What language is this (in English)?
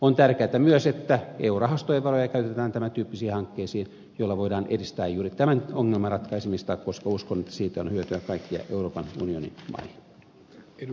Finnish